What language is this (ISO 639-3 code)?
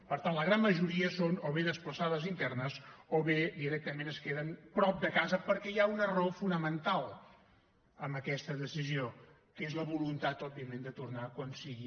cat